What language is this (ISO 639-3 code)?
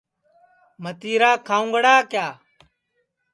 ssi